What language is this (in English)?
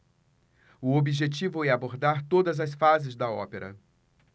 Portuguese